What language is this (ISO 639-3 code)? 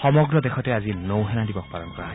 asm